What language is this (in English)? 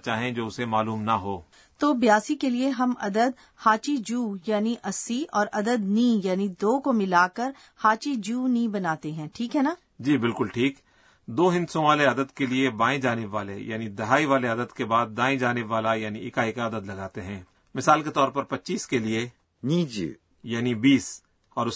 Urdu